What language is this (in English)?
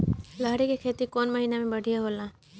Bhojpuri